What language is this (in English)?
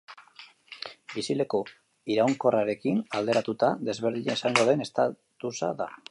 Basque